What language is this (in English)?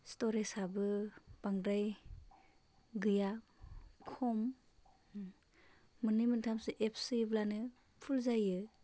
Bodo